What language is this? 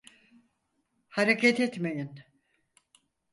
Turkish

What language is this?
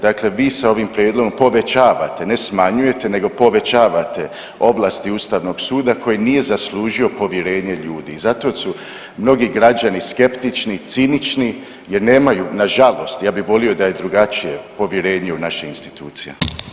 Croatian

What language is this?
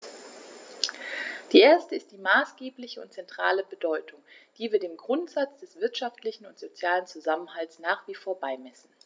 German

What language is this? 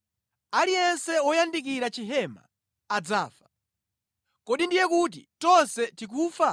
Nyanja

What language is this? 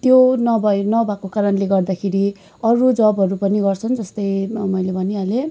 Nepali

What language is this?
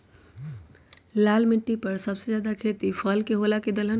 Magahi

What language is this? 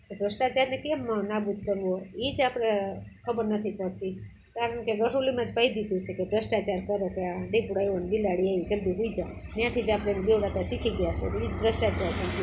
Gujarati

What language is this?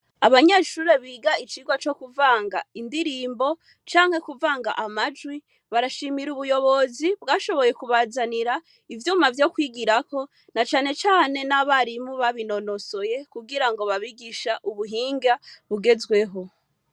Rundi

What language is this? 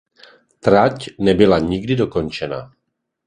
Czech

